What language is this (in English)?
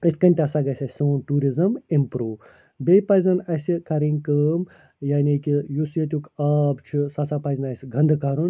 Kashmiri